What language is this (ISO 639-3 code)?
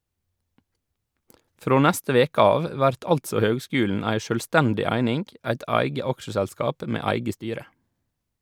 nor